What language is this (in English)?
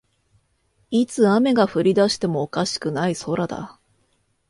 Japanese